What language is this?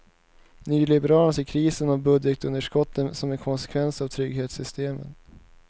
Swedish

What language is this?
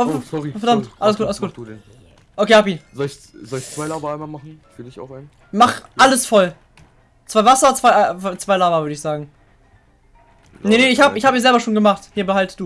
German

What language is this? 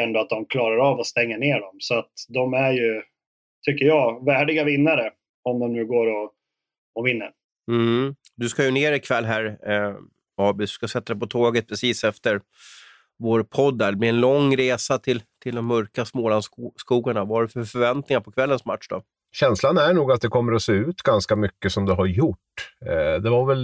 Swedish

